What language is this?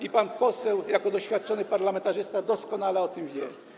Polish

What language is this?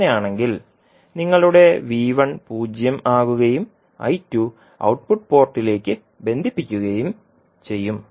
Malayalam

